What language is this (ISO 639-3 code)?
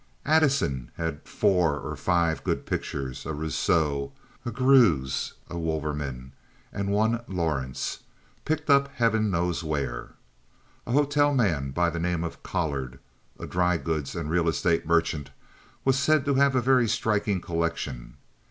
eng